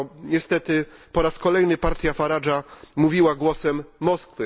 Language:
Polish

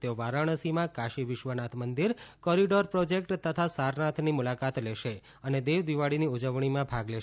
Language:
Gujarati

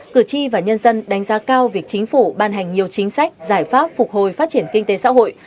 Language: Vietnamese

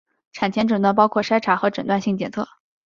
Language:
Chinese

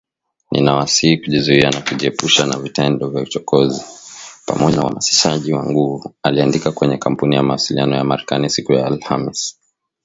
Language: Swahili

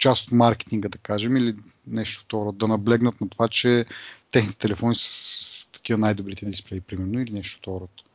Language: Bulgarian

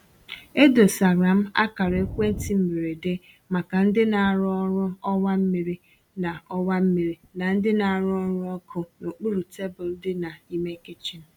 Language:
Igbo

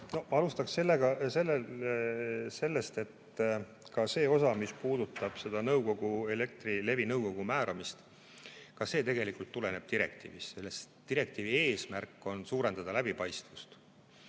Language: Estonian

